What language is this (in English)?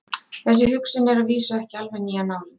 Icelandic